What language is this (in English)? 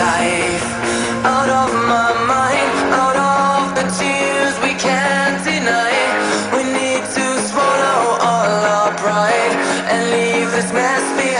English